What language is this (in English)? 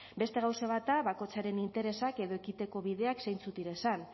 Basque